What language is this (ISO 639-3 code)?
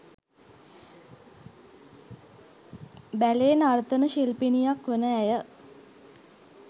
sin